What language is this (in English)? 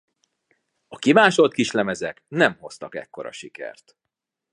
Hungarian